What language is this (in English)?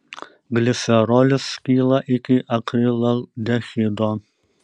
Lithuanian